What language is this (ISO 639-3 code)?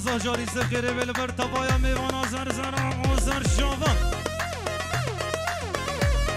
ara